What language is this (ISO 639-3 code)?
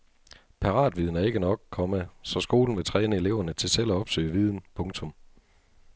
dan